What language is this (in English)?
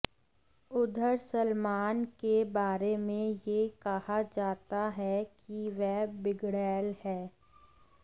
Hindi